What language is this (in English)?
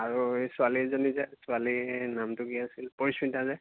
Assamese